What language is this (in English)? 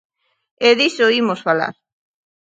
Galician